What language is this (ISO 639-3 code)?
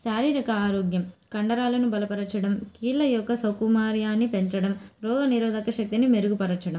tel